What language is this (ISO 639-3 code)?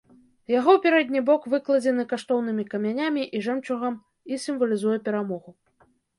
bel